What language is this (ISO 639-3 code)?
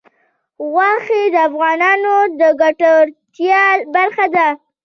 pus